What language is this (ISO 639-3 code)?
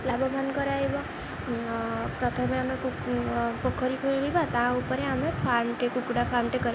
ori